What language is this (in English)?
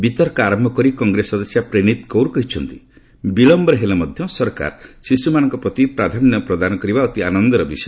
Odia